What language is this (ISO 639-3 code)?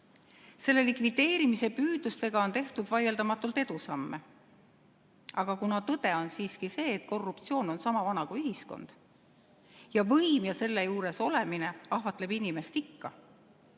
est